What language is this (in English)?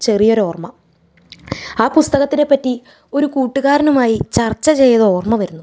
Malayalam